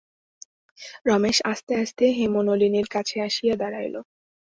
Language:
Bangla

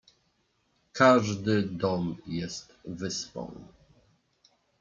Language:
Polish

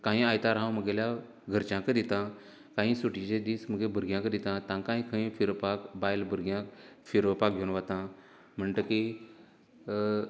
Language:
Konkani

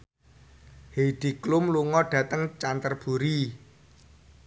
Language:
Javanese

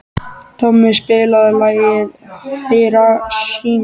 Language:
Icelandic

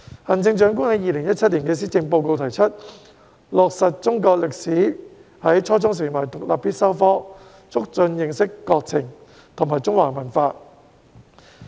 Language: Cantonese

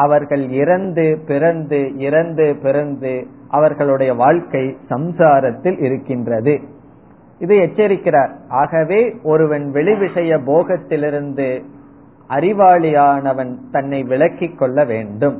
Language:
Tamil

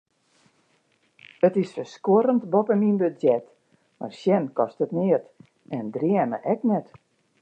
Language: Western Frisian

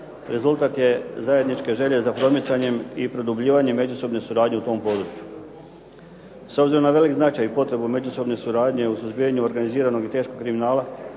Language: Croatian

